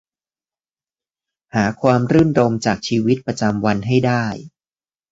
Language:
Thai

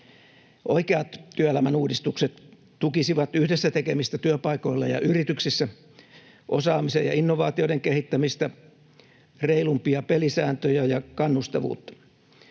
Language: Finnish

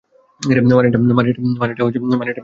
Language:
Bangla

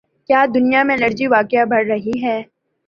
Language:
Urdu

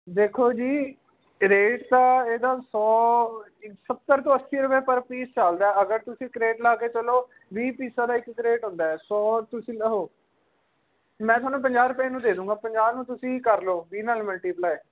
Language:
Punjabi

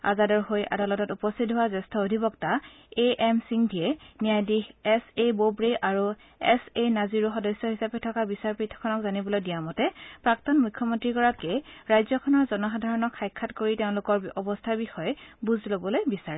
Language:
Assamese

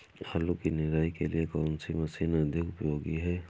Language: Hindi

